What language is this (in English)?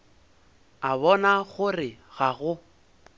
Northern Sotho